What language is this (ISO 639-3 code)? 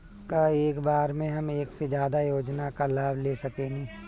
bho